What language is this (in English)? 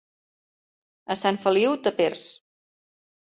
Catalan